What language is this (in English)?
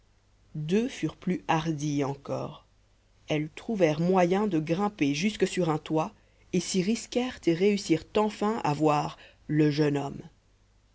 French